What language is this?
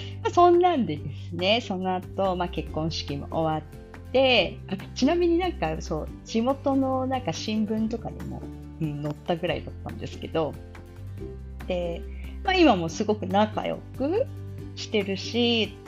Japanese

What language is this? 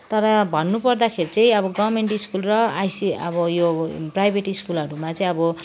Nepali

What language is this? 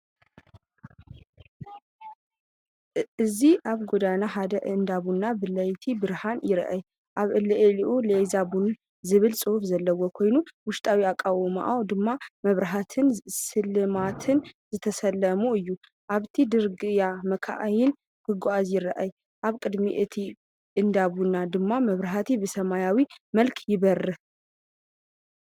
Tigrinya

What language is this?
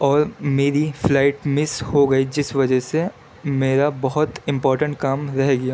Urdu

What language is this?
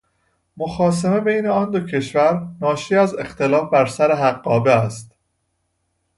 Persian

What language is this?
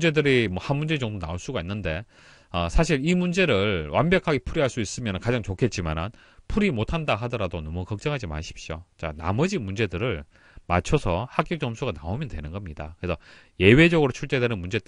Korean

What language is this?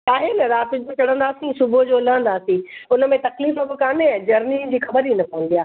Sindhi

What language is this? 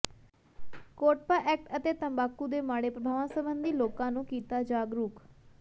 Punjabi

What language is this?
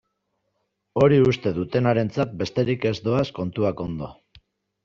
Basque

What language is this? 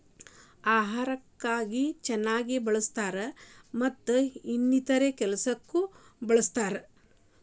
Kannada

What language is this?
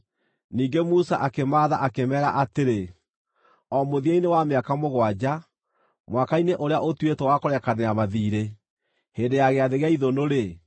Kikuyu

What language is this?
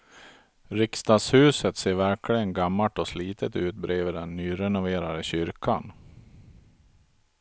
Swedish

